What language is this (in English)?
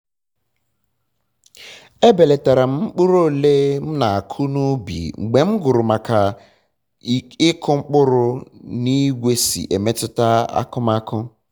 Igbo